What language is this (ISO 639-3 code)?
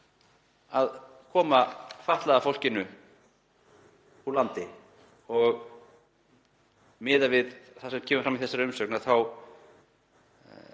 isl